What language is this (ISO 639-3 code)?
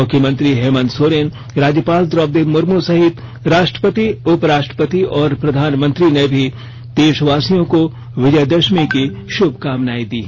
hin